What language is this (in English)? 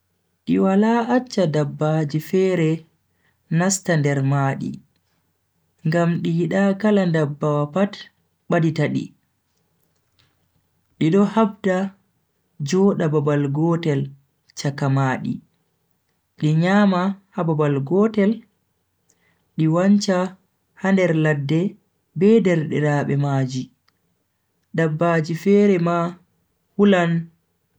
Bagirmi Fulfulde